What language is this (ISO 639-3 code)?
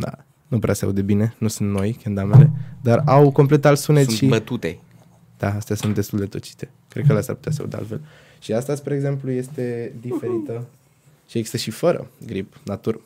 ron